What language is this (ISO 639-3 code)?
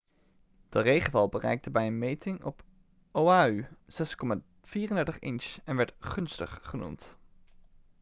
nld